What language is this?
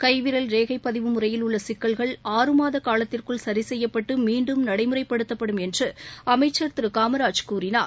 Tamil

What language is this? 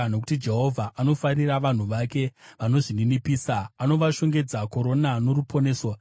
Shona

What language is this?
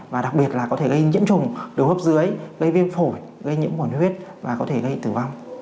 Vietnamese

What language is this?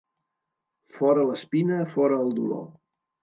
Catalan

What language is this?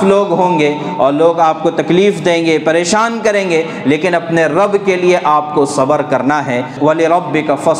Urdu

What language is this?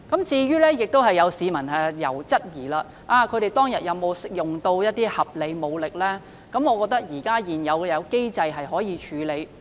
Cantonese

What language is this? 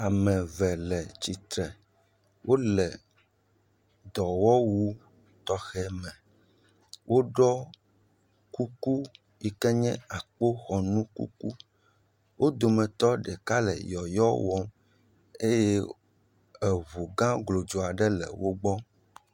Ewe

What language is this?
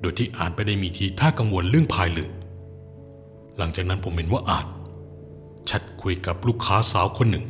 Thai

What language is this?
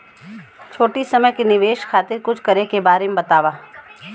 Bhojpuri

